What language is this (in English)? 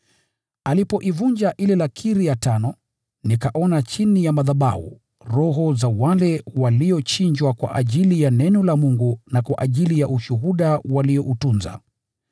Swahili